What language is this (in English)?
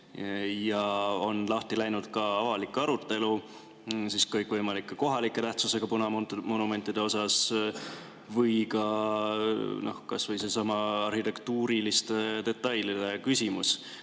Estonian